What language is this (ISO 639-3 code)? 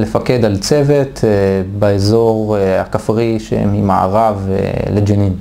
heb